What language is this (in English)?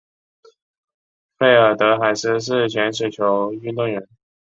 Chinese